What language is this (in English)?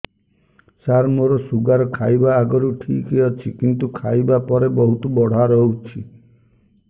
Odia